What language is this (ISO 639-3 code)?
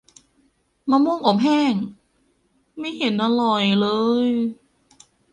tha